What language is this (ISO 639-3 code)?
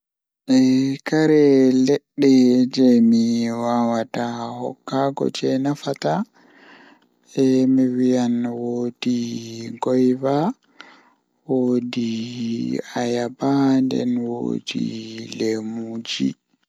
ful